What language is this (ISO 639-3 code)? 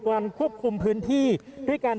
tha